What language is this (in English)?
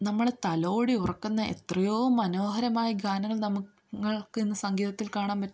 Malayalam